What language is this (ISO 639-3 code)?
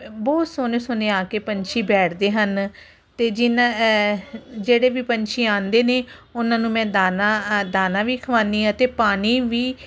pan